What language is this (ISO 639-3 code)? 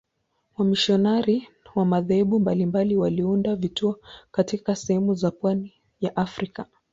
swa